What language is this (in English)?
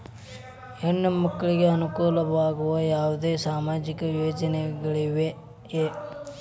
Kannada